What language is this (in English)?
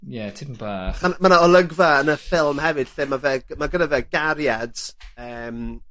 Welsh